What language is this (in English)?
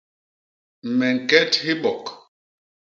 Basaa